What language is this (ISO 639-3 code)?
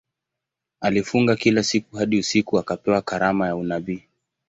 swa